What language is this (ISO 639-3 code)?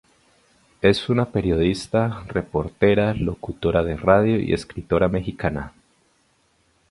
spa